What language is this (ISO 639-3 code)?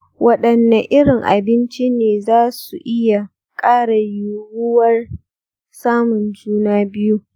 hau